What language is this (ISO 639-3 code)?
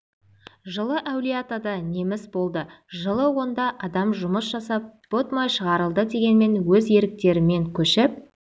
kaz